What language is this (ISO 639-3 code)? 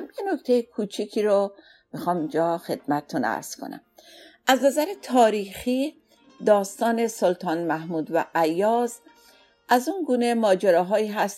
fas